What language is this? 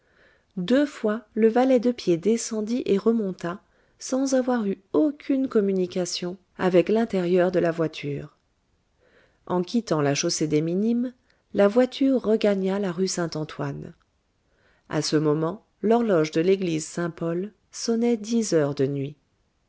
French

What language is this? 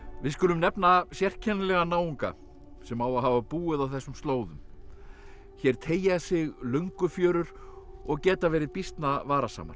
Icelandic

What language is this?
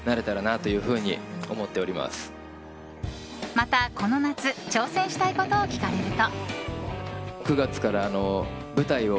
Japanese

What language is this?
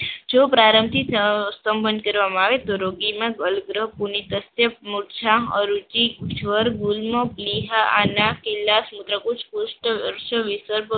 Gujarati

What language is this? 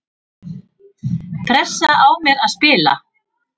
Icelandic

